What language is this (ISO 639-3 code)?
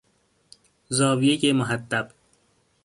fas